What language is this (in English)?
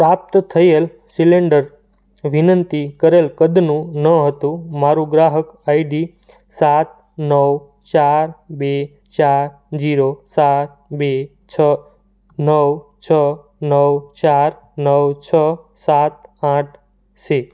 Gujarati